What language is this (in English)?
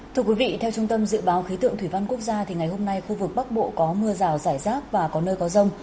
Vietnamese